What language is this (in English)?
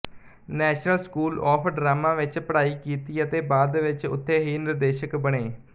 Punjabi